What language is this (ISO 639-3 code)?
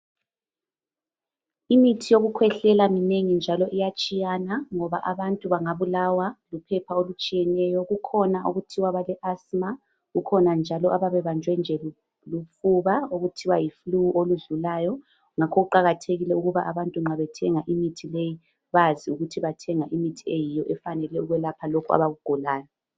nde